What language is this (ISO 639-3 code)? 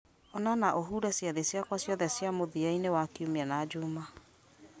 kik